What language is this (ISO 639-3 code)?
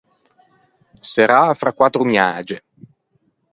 lij